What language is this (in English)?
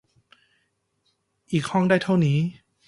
Thai